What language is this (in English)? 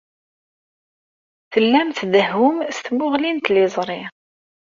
Kabyle